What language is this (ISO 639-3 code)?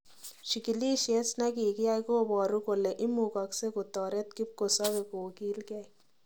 kln